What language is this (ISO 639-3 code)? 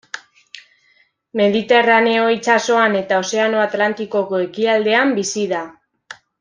eus